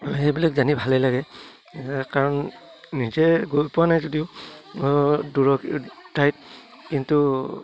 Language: Assamese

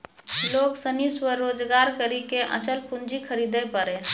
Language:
Maithili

